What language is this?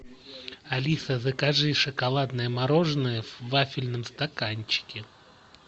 Russian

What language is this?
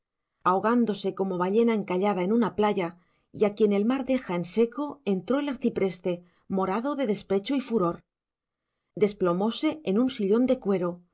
Spanish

